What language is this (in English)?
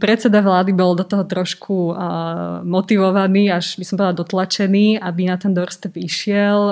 Slovak